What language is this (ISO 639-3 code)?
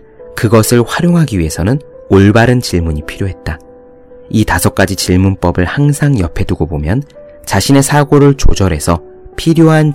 kor